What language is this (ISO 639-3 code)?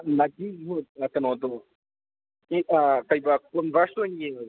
mni